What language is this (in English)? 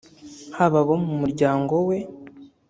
Kinyarwanda